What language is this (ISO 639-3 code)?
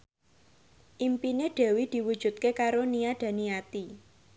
jav